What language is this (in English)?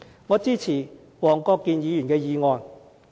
Cantonese